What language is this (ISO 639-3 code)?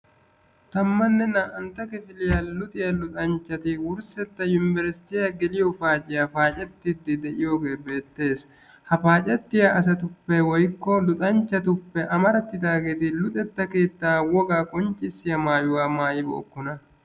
wal